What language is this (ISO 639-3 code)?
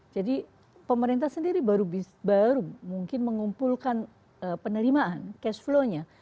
ind